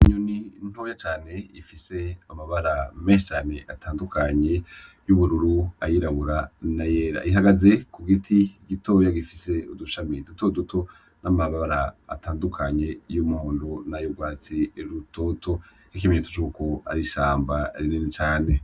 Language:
Rundi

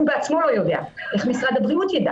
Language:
Hebrew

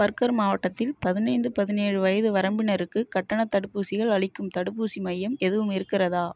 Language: Tamil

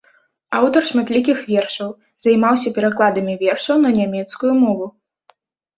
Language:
Belarusian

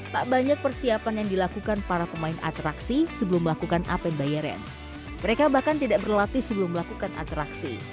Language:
Indonesian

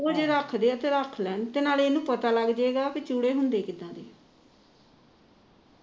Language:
Punjabi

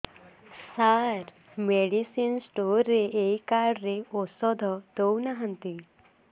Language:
Odia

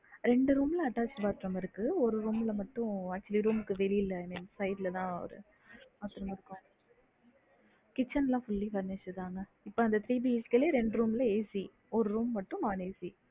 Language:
Tamil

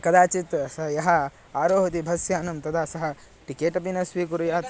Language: Sanskrit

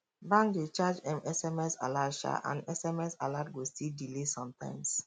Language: Nigerian Pidgin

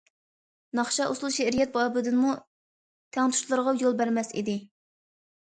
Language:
Uyghur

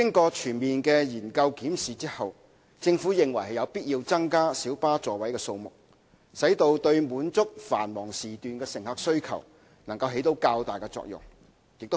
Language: Cantonese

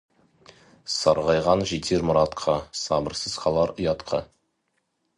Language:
Kazakh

